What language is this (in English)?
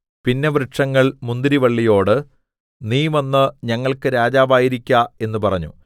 Malayalam